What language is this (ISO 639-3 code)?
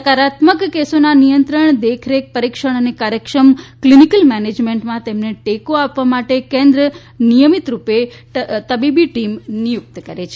guj